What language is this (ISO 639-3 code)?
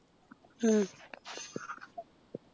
mal